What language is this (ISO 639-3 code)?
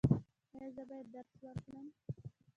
pus